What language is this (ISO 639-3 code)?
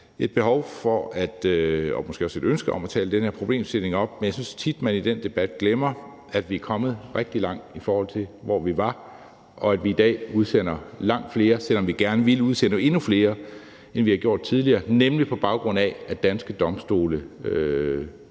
dan